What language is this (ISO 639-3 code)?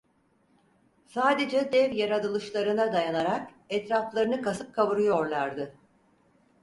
tur